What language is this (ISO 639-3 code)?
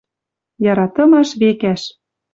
mrj